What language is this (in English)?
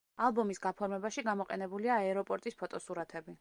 Georgian